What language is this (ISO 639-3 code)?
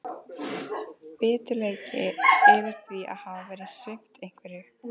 isl